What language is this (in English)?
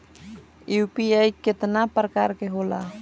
Bhojpuri